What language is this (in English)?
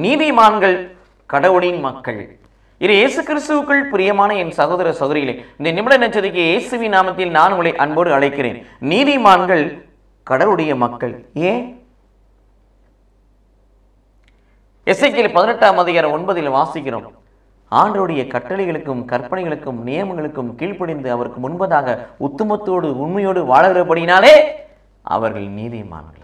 Tamil